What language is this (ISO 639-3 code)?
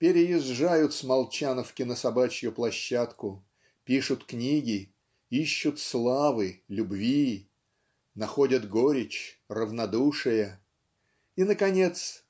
rus